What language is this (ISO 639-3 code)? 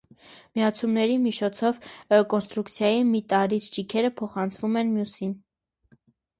hye